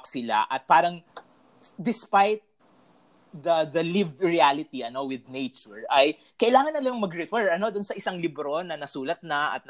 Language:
Filipino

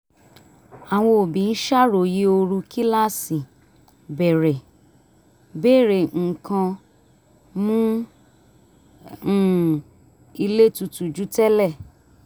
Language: Yoruba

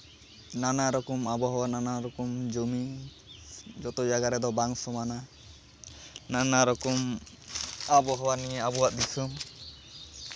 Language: Santali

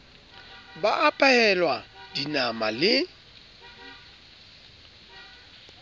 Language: Southern Sotho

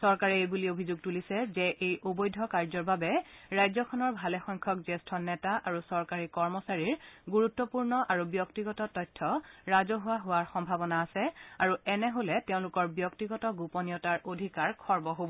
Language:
Assamese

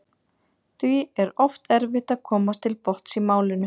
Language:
Icelandic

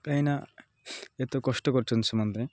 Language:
Odia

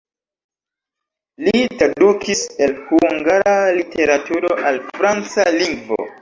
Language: Esperanto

